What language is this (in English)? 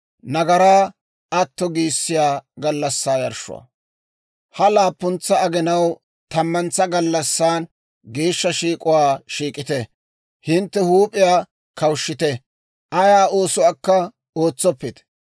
Dawro